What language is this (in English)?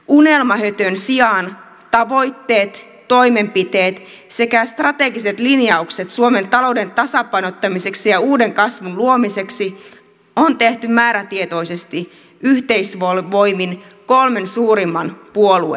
Finnish